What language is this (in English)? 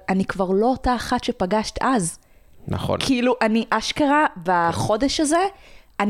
Hebrew